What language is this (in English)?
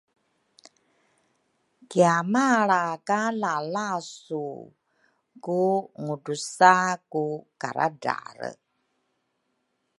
Rukai